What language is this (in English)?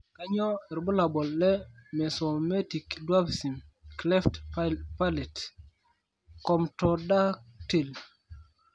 Masai